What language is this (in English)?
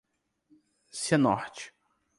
Portuguese